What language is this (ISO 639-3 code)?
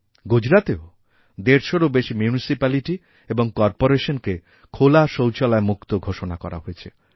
ben